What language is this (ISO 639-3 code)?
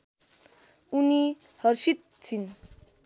nep